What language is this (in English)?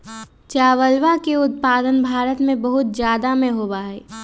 Magahi